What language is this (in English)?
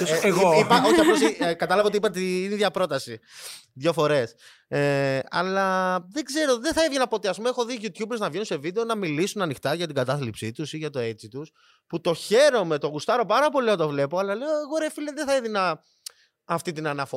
Greek